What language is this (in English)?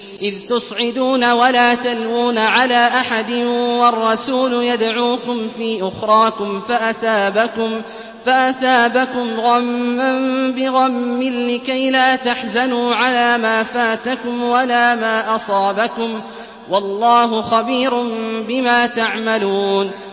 Arabic